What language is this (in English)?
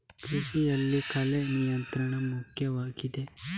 Kannada